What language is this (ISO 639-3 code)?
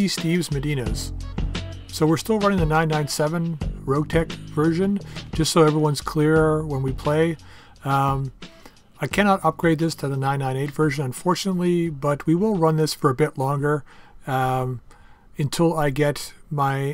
eng